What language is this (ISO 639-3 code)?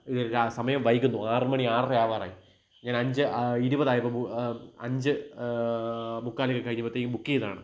mal